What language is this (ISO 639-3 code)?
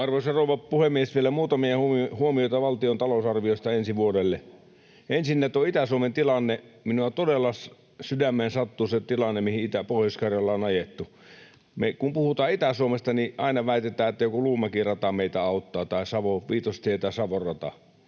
fin